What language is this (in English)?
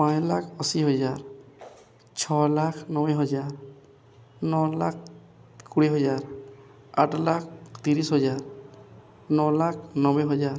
Odia